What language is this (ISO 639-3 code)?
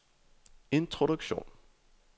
dan